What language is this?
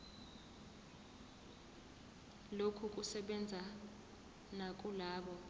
Zulu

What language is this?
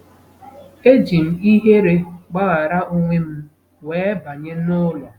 Igbo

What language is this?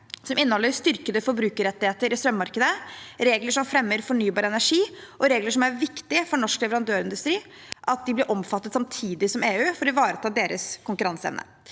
Norwegian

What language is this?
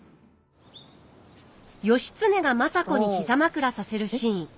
Japanese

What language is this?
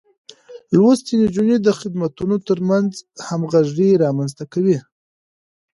Pashto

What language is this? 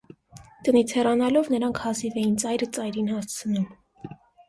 Armenian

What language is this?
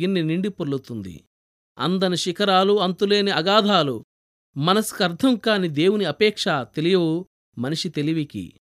Telugu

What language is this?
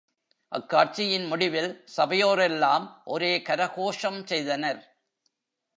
Tamil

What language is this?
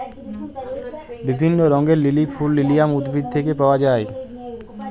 Bangla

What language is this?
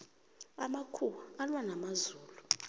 South Ndebele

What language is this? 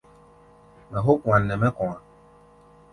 Gbaya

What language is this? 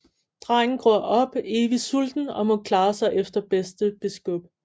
Danish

